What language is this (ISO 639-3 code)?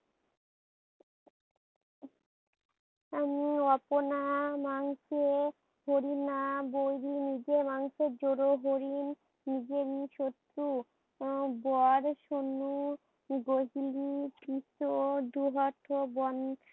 ben